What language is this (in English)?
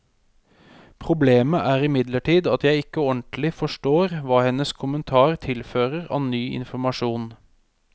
Norwegian